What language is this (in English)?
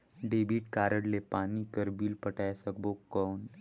Chhattisgarhi